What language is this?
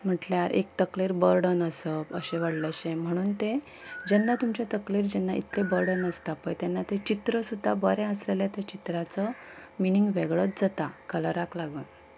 Konkani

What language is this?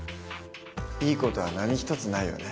Japanese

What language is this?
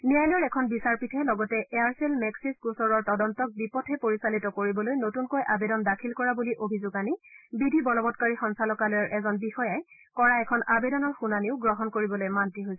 Assamese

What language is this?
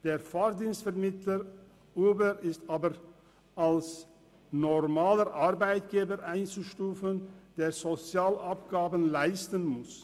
Swiss German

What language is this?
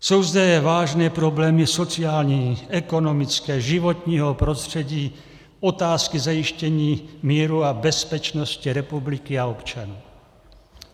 Czech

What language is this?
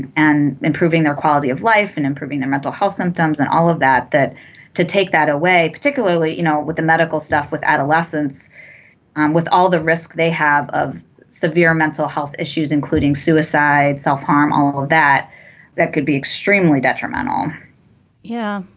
English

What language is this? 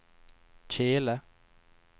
Norwegian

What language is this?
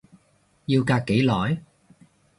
Cantonese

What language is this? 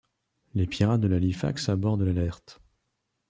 French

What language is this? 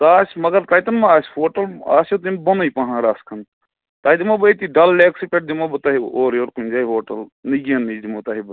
Kashmiri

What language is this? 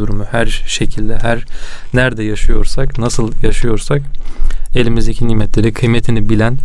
Turkish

